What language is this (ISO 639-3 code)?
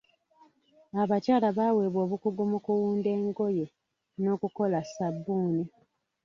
lug